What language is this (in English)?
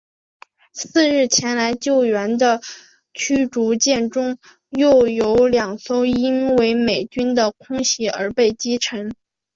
Chinese